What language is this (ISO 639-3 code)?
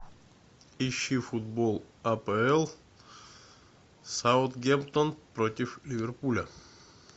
rus